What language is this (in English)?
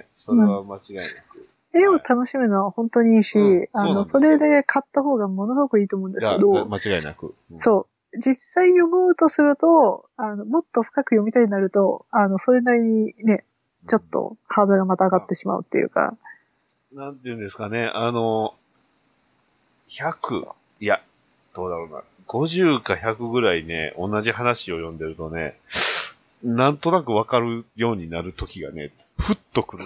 Japanese